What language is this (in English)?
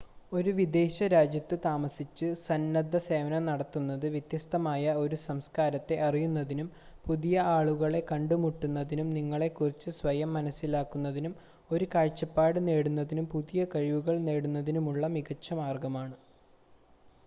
Malayalam